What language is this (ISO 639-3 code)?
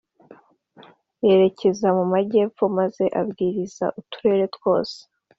kin